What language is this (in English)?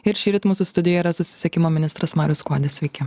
Lithuanian